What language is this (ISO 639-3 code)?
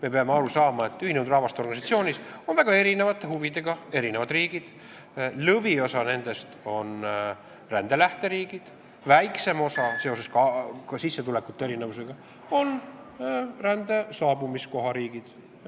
est